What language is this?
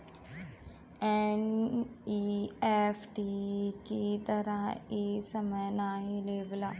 Bhojpuri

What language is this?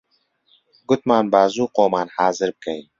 Central Kurdish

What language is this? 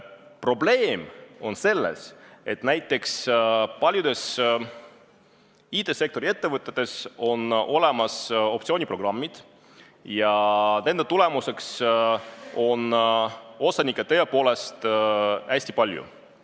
Estonian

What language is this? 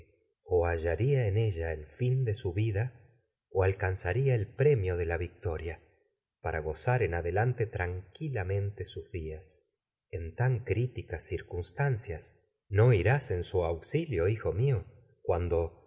Spanish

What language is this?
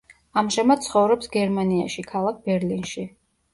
Georgian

